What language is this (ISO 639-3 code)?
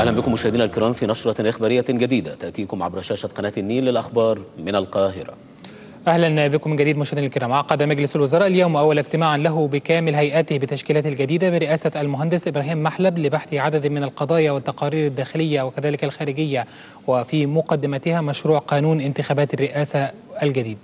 ara